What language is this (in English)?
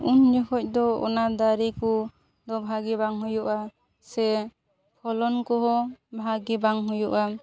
Santali